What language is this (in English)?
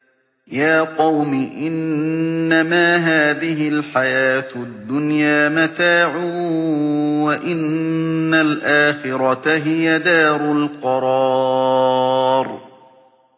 Arabic